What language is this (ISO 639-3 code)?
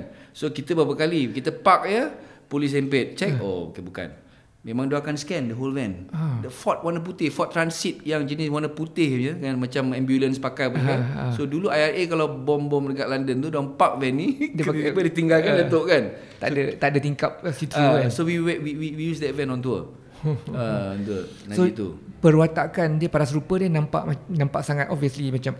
msa